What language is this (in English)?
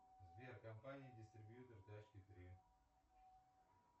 Russian